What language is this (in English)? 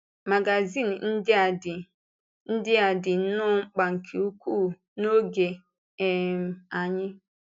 Igbo